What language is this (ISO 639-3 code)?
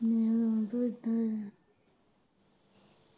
pan